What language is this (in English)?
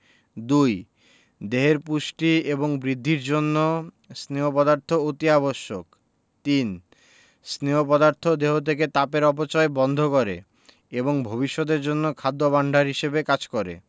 Bangla